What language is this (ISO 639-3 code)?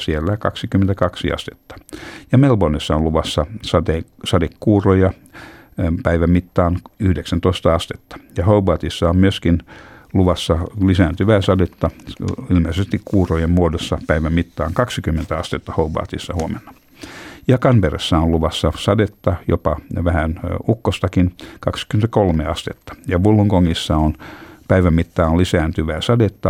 fin